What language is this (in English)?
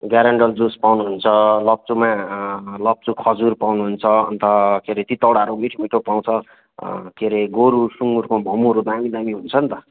Nepali